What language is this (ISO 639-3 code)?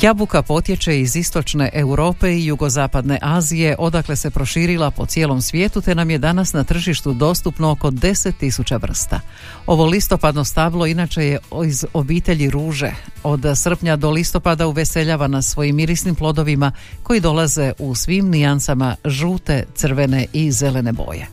hrv